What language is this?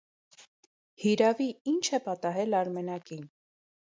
Armenian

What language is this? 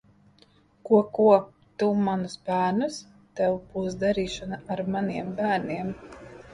Latvian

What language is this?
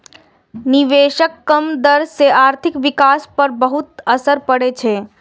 Maithili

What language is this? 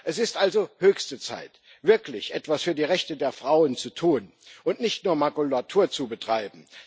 German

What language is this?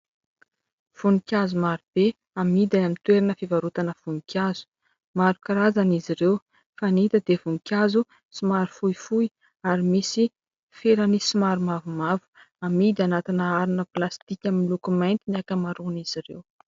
Malagasy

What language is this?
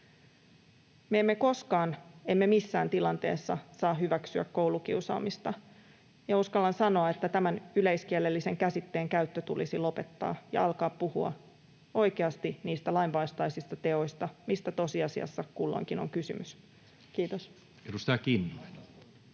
Finnish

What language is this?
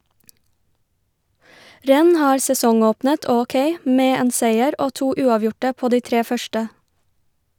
Norwegian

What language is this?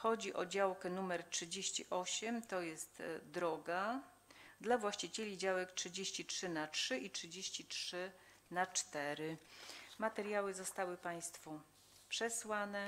Polish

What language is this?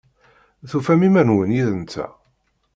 Kabyle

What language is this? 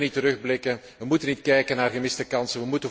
Dutch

